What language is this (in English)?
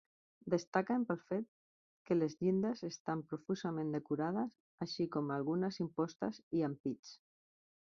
Catalan